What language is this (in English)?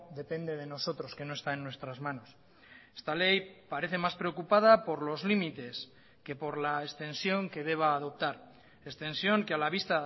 Spanish